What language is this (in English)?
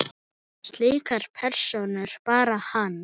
Icelandic